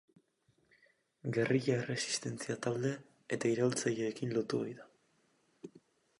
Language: Basque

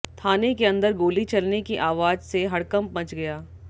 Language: Hindi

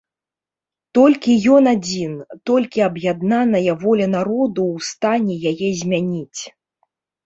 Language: Belarusian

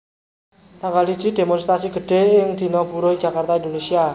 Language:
Javanese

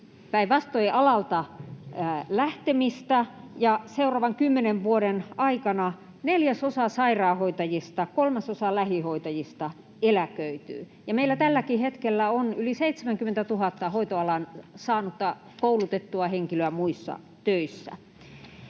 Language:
Finnish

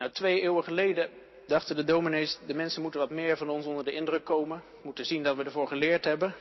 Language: Dutch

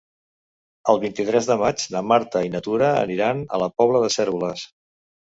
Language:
Catalan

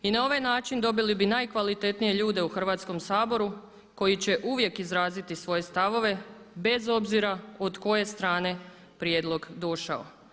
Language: Croatian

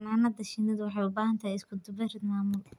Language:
Somali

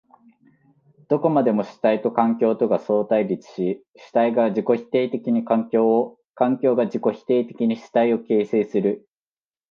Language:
Japanese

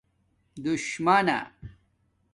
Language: Domaaki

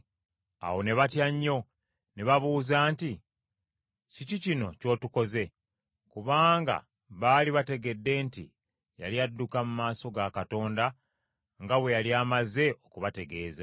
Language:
Ganda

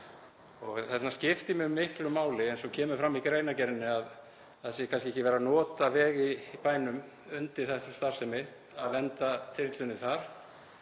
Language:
Icelandic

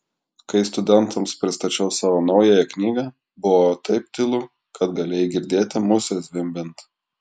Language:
Lithuanian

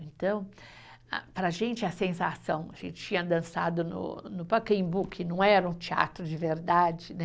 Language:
Portuguese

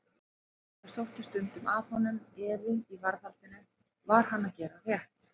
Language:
Icelandic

